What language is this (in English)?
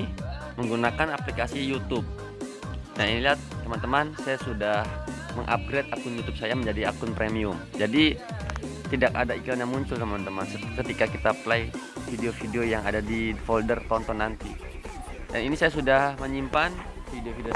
Indonesian